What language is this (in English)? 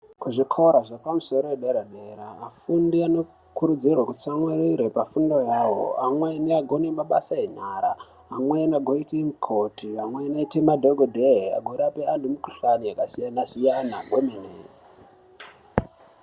Ndau